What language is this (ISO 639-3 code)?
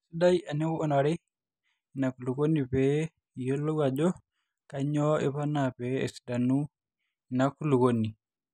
mas